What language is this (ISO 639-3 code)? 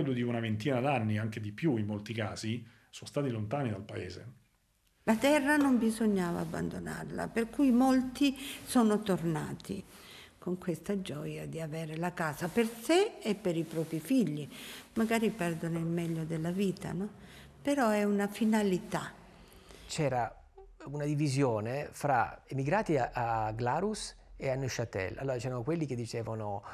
ita